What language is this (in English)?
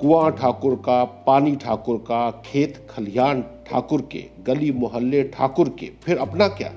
Hindi